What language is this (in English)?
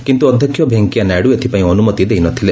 Odia